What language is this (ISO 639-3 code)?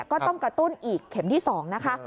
tha